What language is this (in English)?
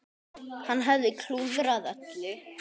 Icelandic